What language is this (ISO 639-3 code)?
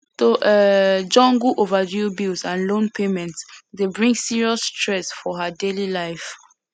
pcm